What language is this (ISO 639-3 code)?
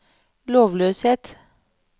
nor